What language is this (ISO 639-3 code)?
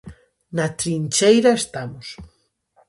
glg